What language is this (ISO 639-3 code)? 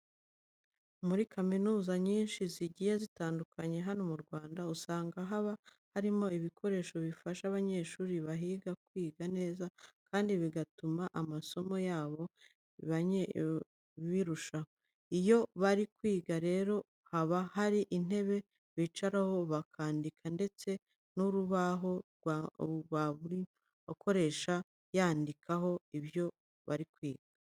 kin